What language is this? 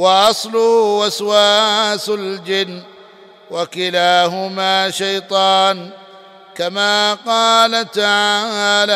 Arabic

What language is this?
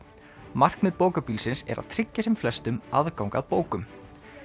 Icelandic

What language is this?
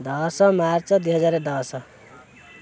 Odia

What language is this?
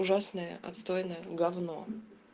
Russian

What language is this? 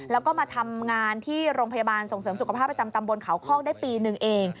Thai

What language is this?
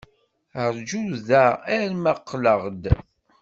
Kabyle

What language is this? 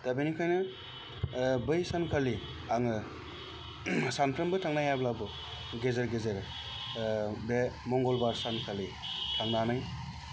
Bodo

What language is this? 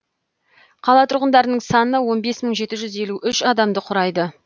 Kazakh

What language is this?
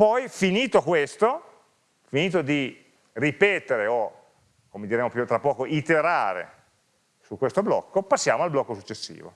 Italian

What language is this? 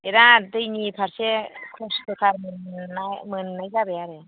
Bodo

